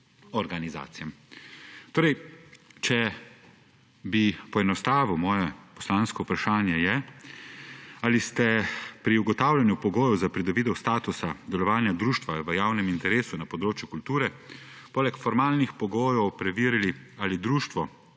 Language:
Slovenian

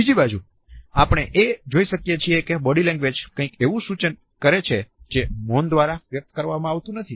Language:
Gujarati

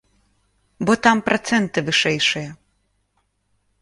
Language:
Belarusian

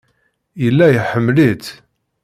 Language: Kabyle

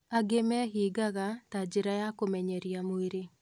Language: Kikuyu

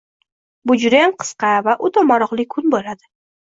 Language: Uzbek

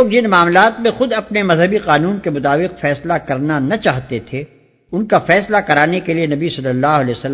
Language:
Urdu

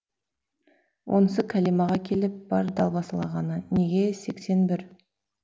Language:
Kazakh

